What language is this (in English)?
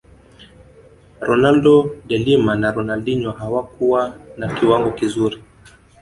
Swahili